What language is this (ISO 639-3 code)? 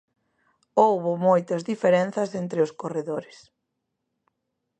glg